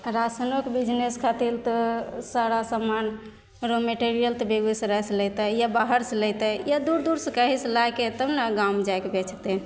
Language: Maithili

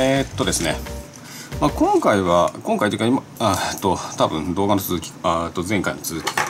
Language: Japanese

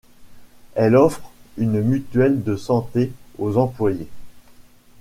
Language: French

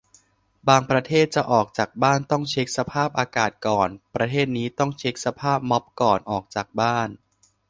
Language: Thai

